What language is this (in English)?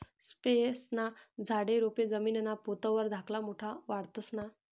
Marathi